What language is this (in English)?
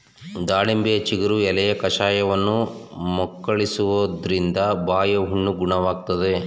Kannada